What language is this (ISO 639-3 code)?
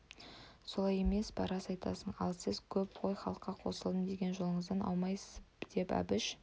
kaz